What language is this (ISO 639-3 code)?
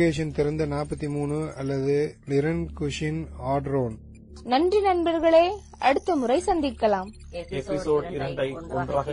tam